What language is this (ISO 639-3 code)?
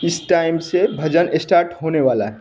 hin